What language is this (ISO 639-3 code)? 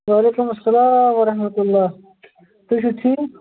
kas